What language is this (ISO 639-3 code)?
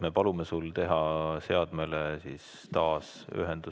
est